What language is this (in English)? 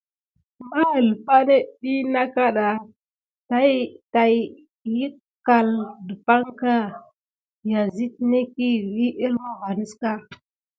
Gidar